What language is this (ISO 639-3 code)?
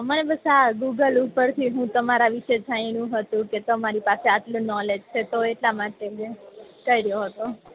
guj